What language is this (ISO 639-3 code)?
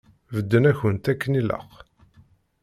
kab